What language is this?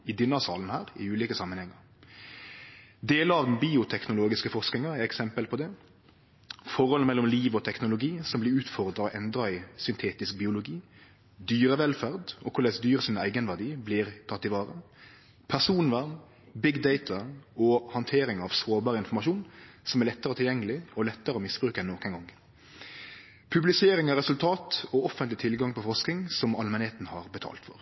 Norwegian Nynorsk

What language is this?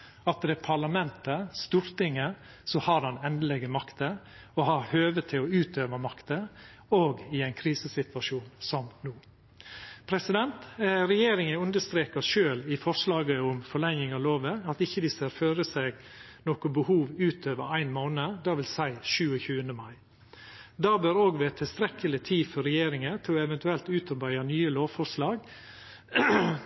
Norwegian Nynorsk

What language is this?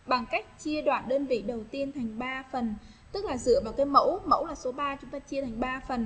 Vietnamese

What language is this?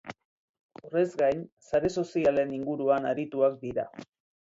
Basque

